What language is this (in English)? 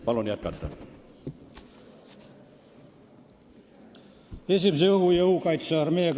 Estonian